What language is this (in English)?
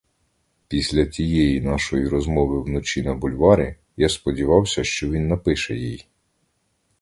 Ukrainian